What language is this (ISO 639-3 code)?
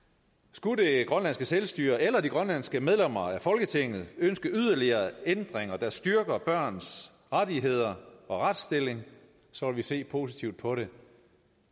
dan